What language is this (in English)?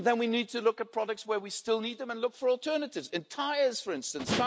English